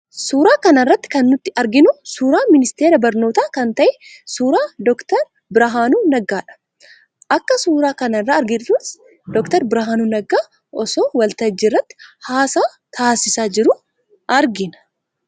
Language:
Oromo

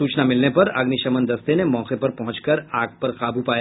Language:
Hindi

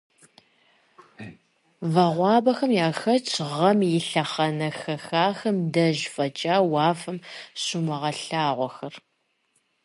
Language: Kabardian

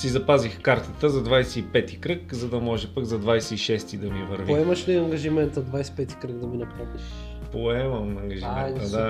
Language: Bulgarian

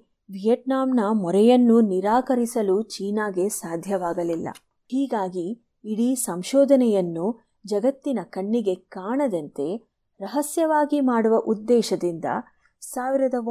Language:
Kannada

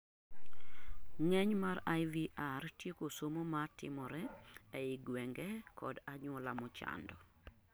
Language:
Luo (Kenya and Tanzania)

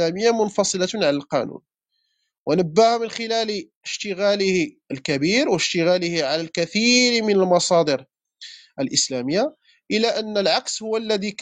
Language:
Arabic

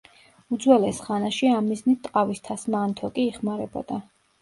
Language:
Georgian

